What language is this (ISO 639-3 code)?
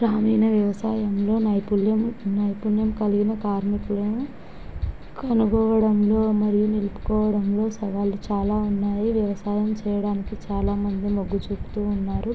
tel